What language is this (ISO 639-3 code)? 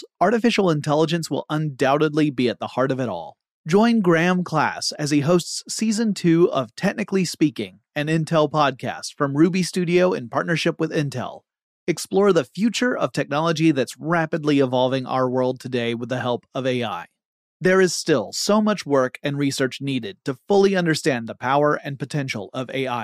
eng